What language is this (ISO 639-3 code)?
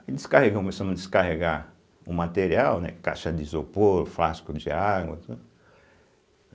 por